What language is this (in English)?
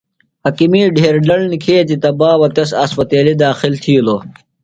Phalura